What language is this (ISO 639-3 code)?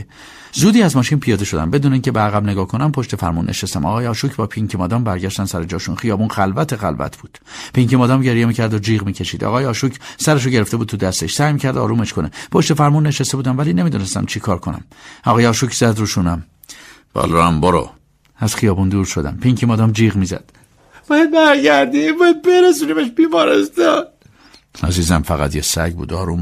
fas